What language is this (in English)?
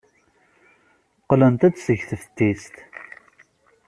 Kabyle